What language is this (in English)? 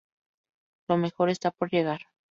Spanish